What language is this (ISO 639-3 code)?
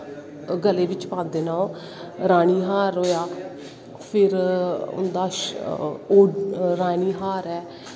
doi